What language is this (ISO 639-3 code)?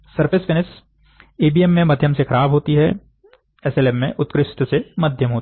hin